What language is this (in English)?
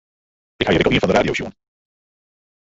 Western Frisian